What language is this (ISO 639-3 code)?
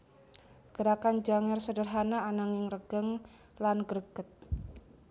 jav